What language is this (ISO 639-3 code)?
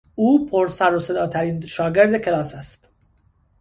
fas